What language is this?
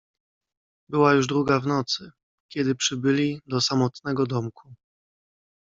Polish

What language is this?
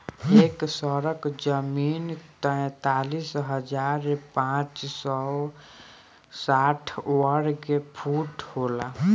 Bhojpuri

